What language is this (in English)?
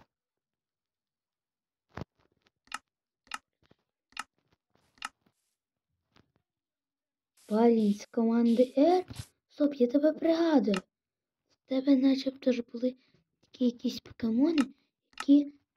Russian